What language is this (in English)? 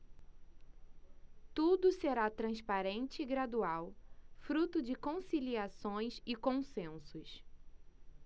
Portuguese